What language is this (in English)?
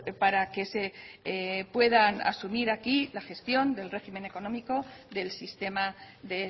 Spanish